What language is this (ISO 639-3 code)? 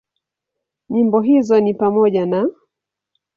swa